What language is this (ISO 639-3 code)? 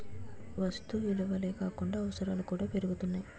tel